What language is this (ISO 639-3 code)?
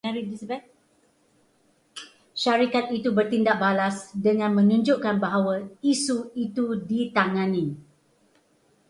msa